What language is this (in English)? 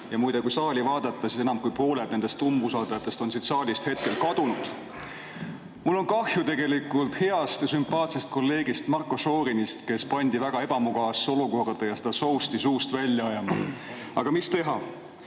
Estonian